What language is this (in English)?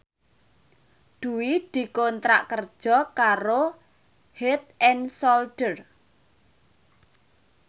Javanese